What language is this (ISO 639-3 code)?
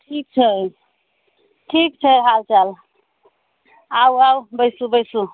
mai